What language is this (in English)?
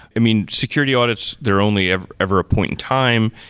English